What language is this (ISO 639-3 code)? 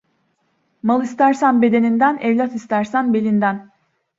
tur